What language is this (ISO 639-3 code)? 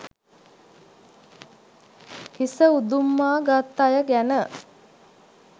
sin